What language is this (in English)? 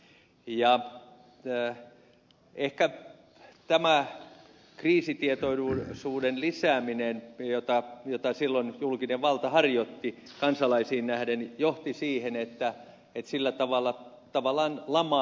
Finnish